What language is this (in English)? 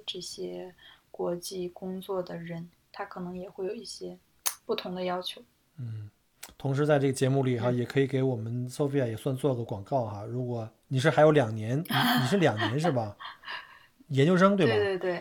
Chinese